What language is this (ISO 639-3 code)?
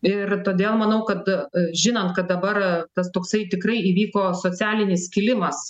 lit